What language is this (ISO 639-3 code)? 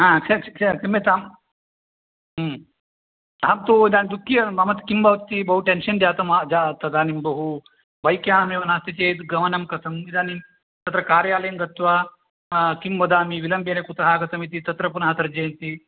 san